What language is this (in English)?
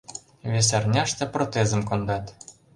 Mari